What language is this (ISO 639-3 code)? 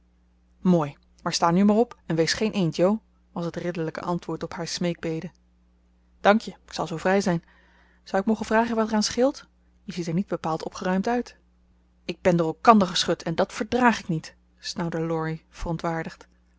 nld